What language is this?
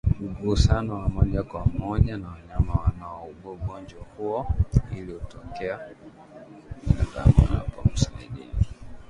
Swahili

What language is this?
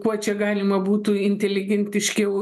Lithuanian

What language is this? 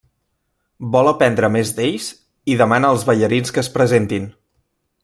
Catalan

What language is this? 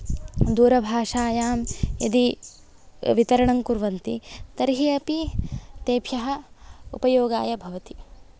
Sanskrit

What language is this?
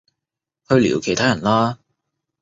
Cantonese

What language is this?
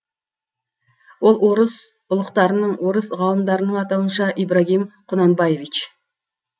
Kazakh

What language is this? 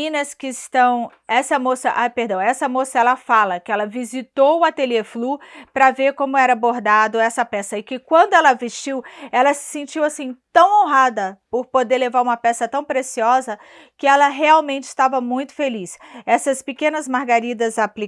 Portuguese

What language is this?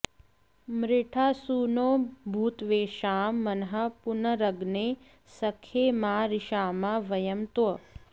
Sanskrit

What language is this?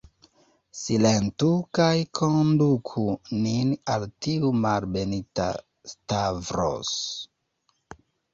Esperanto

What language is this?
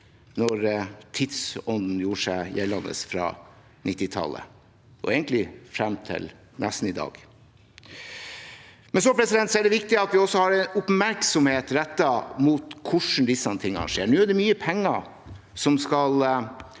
Norwegian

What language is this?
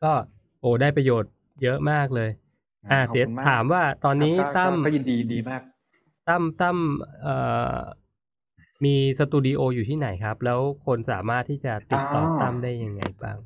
Thai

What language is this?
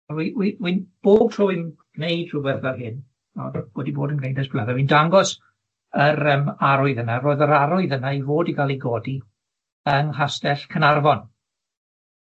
Welsh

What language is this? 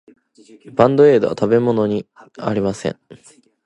Japanese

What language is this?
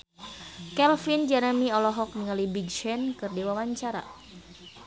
Sundanese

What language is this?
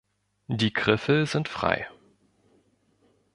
German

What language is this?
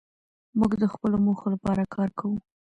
Pashto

